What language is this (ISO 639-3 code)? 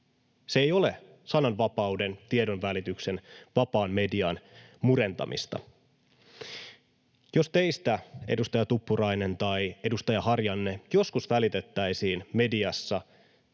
fin